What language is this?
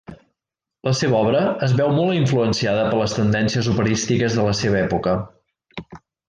Catalan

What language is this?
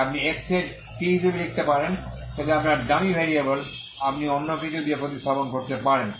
Bangla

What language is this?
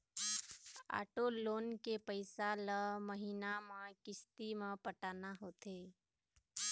Chhattisgarhi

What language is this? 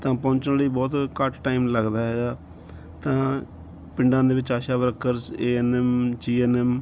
Punjabi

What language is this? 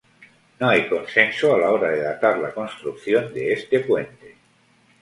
Spanish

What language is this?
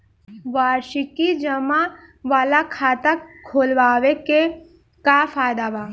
Bhojpuri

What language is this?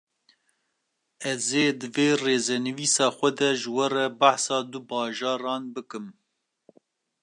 Kurdish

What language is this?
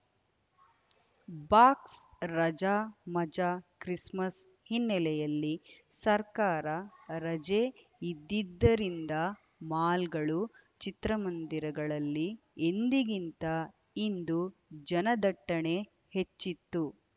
Kannada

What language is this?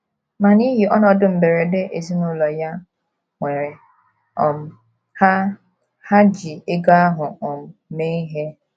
Igbo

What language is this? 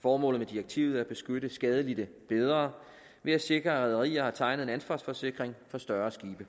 Danish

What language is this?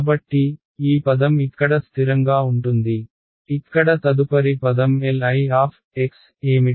Telugu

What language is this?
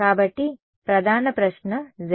Telugu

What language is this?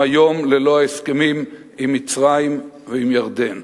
Hebrew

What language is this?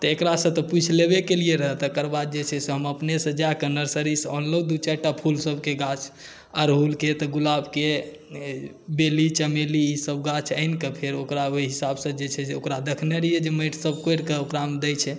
Maithili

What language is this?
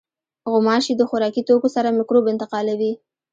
Pashto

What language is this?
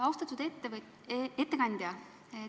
Estonian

